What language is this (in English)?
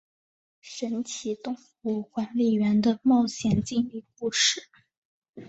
Chinese